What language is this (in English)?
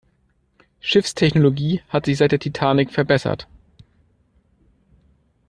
German